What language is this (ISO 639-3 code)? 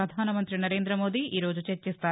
tel